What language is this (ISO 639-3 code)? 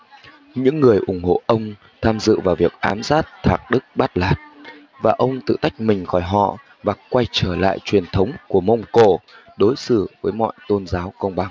vie